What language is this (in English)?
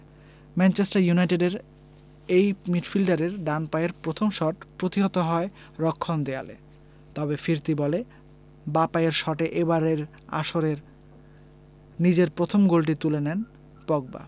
Bangla